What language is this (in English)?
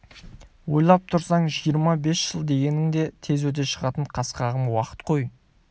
Kazakh